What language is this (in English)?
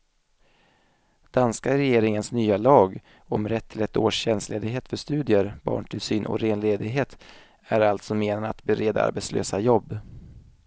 Swedish